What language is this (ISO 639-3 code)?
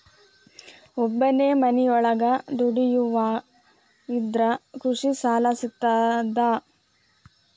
kan